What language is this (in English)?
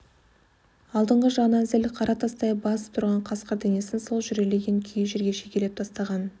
Kazakh